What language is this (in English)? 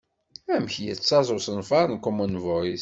Kabyle